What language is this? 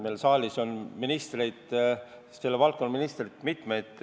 Estonian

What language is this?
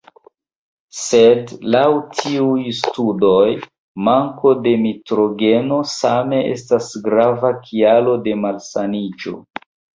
Esperanto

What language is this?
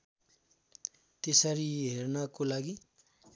Nepali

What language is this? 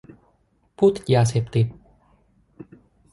Thai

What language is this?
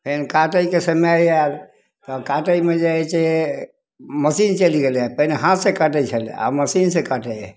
Maithili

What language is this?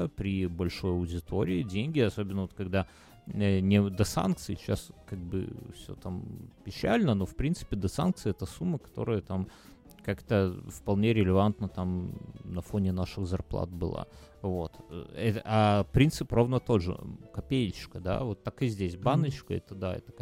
Russian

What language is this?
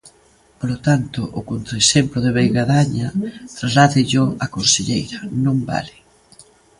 Galician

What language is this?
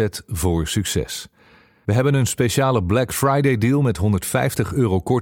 Dutch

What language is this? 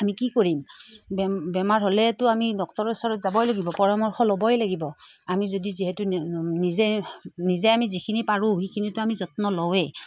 Assamese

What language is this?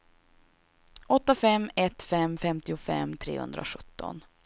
Swedish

